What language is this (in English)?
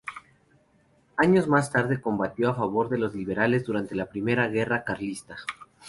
Spanish